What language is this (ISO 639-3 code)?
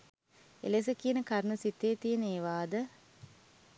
sin